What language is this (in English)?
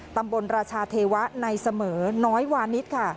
Thai